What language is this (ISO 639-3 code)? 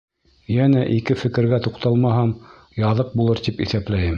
bak